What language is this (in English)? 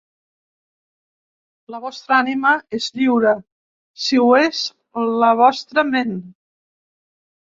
Catalan